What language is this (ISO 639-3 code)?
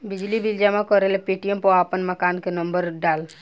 bho